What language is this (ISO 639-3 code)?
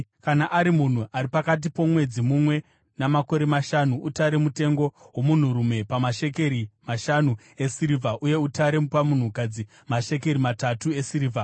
sna